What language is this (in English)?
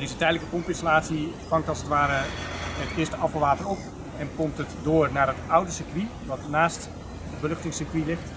Dutch